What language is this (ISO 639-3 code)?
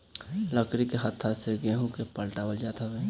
bho